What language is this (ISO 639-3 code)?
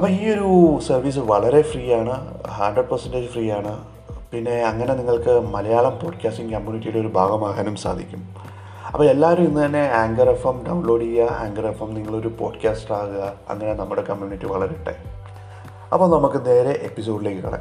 mal